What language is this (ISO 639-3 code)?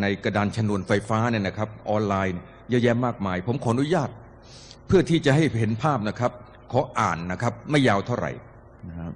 tha